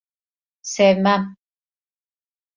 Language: Turkish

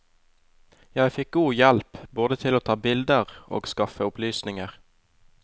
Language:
Norwegian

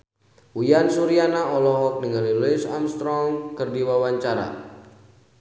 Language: Sundanese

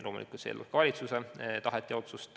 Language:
Estonian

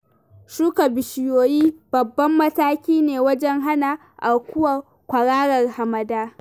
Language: Hausa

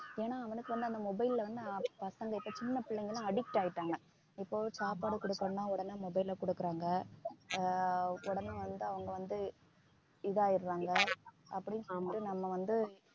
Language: Tamil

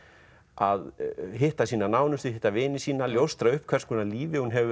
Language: Icelandic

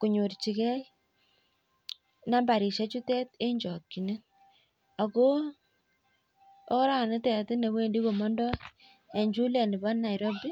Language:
Kalenjin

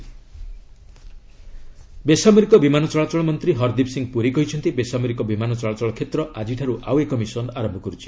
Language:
Odia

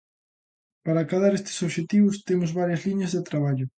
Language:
Galician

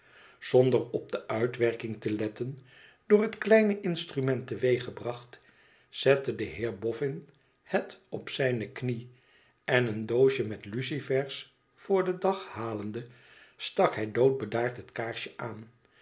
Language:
Dutch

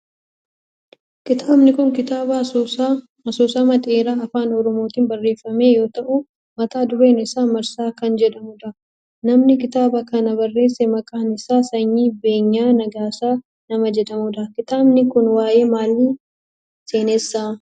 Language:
Oromo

